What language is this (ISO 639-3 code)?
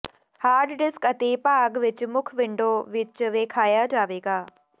pan